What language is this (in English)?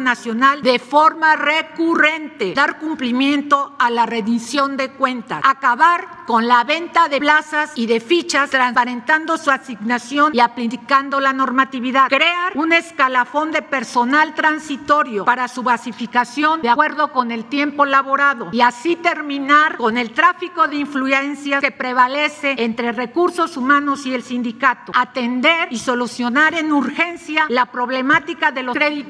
Spanish